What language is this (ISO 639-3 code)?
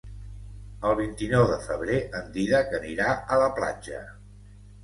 cat